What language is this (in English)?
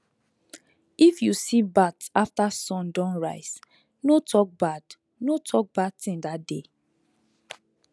Nigerian Pidgin